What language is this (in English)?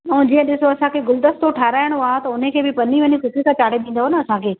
Sindhi